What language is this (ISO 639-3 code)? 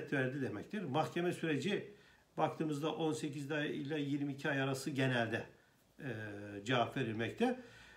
tur